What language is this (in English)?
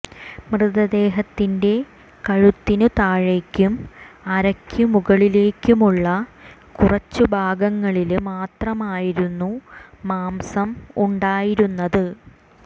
Malayalam